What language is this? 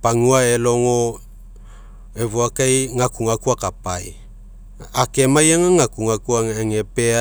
Mekeo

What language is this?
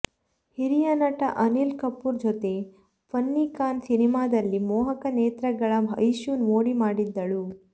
Kannada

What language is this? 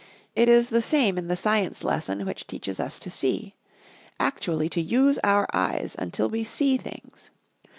English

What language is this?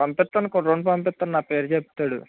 Telugu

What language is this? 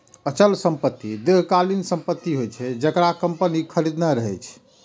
Maithili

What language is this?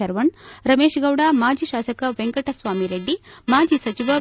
Kannada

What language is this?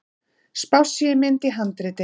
Icelandic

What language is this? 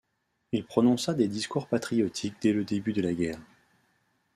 French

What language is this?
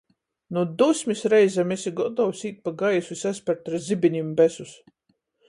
Latgalian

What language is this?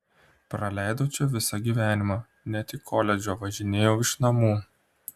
Lithuanian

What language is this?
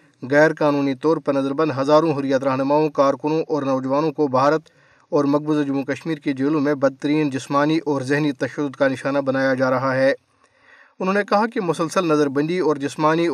Urdu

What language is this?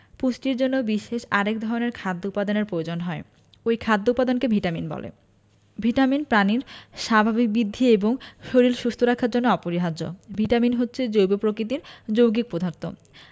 Bangla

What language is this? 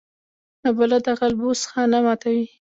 Pashto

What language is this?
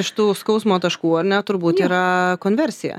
Lithuanian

